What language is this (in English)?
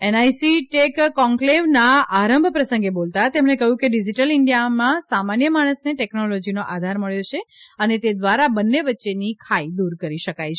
Gujarati